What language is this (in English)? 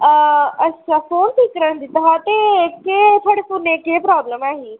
Dogri